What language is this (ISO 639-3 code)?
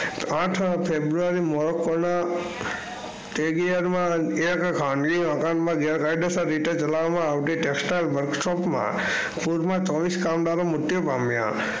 guj